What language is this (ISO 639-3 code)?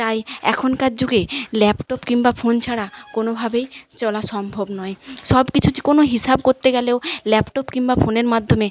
ben